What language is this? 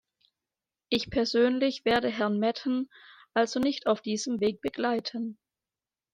German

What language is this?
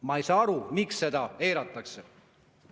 Estonian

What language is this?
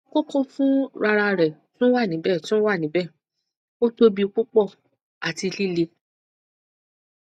Yoruba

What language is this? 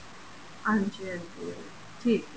Punjabi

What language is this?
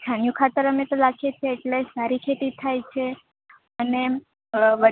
Gujarati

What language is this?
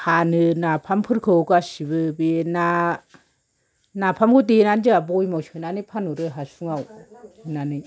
Bodo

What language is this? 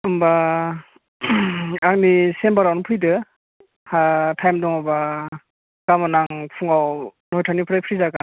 Bodo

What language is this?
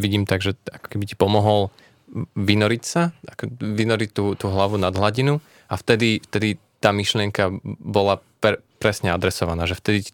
Slovak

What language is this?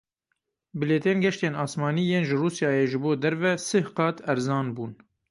Kurdish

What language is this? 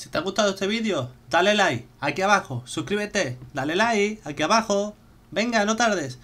Spanish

